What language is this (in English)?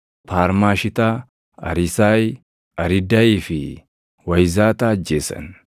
Oromo